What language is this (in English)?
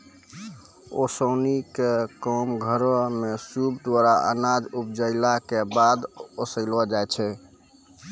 Maithili